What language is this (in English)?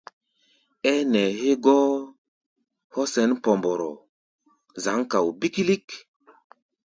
Gbaya